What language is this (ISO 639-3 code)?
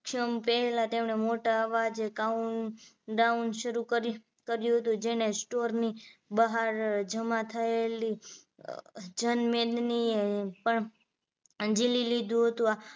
guj